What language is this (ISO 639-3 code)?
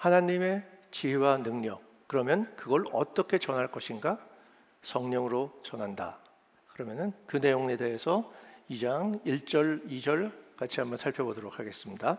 kor